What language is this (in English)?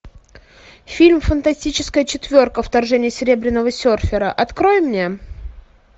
Russian